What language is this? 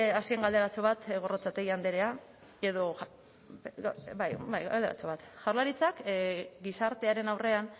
Basque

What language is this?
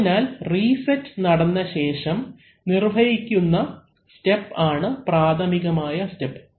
Malayalam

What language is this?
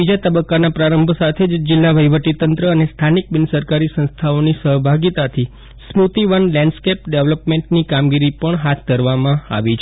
Gujarati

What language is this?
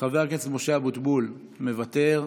Hebrew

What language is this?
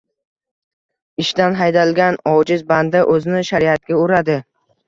Uzbek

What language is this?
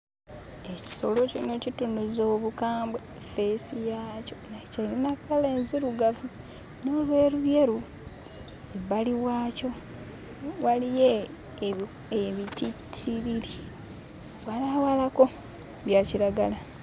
Ganda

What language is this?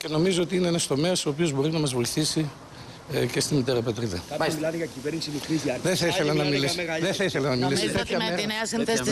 Greek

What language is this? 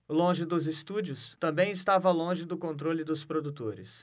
Portuguese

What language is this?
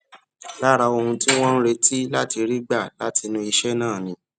Yoruba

